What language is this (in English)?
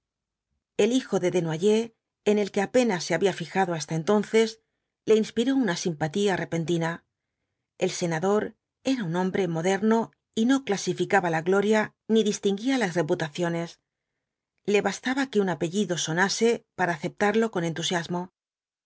Spanish